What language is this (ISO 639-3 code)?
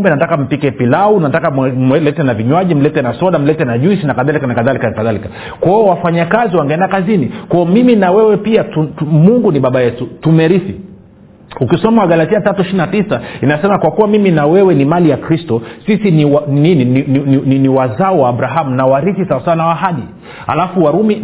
swa